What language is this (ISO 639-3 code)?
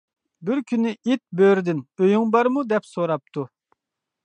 uig